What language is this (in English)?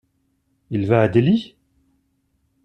French